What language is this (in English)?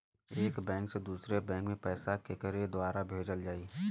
Bhojpuri